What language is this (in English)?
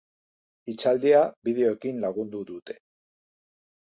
Basque